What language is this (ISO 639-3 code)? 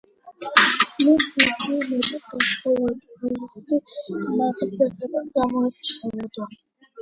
kat